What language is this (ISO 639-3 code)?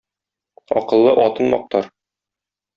tat